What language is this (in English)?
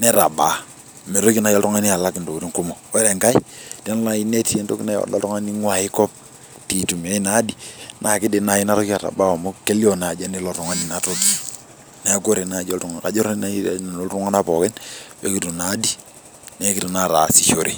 Masai